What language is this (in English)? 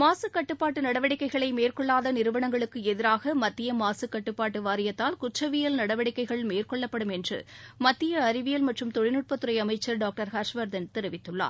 Tamil